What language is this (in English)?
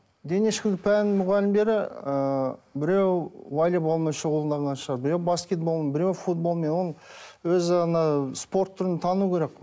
Kazakh